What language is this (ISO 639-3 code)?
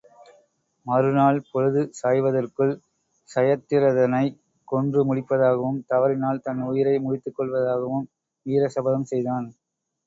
tam